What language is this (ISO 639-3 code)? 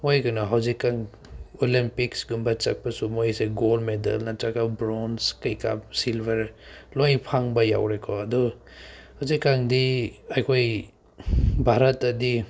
mni